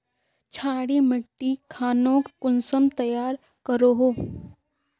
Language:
Magahi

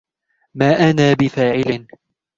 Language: Arabic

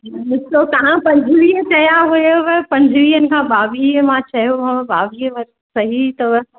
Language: Sindhi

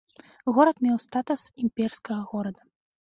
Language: Belarusian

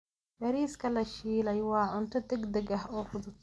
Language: Somali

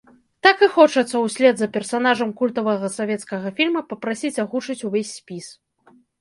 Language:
Belarusian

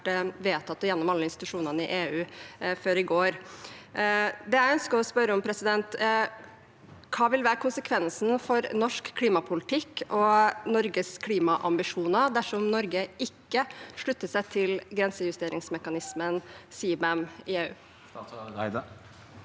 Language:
Norwegian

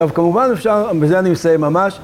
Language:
Hebrew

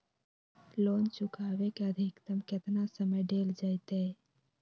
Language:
Magahi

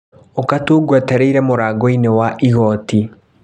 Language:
Kikuyu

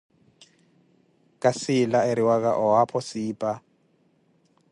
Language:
Koti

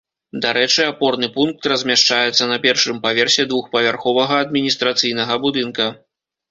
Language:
Belarusian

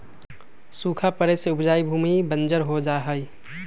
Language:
Magahi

